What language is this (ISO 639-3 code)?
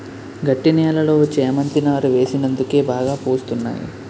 tel